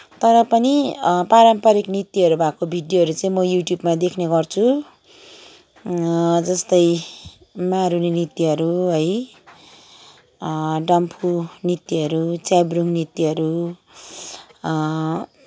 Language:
Nepali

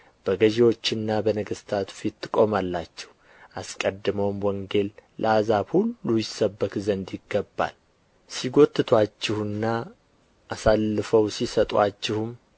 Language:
Amharic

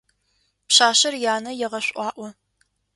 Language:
Adyghe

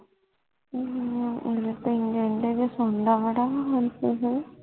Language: Punjabi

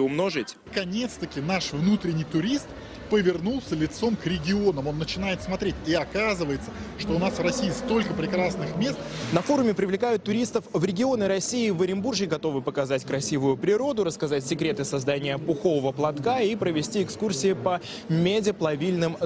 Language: Russian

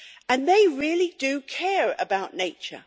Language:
English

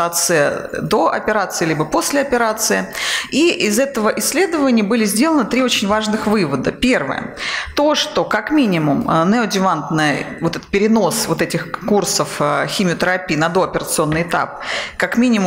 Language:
Russian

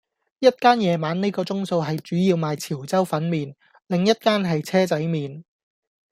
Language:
Cantonese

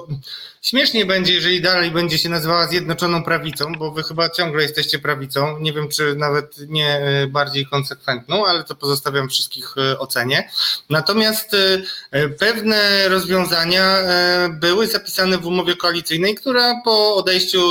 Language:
Polish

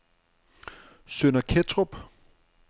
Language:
Danish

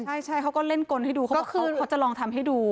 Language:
Thai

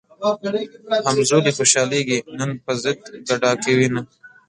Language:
Pashto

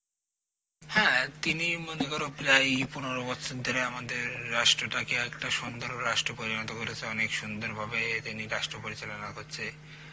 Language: Bangla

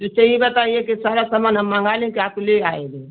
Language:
Hindi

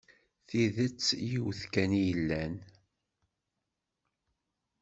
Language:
Kabyle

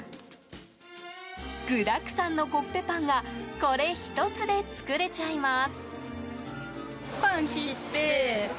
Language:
Japanese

